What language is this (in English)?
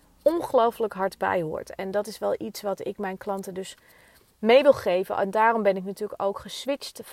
Dutch